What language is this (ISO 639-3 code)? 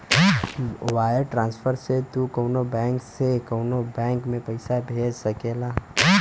bho